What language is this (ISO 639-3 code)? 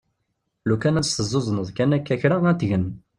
kab